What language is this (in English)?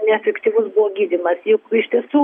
Lithuanian